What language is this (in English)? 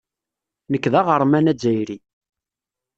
Kabyle